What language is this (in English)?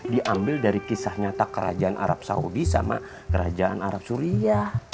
Indonesian